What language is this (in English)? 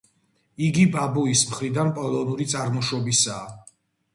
Georgian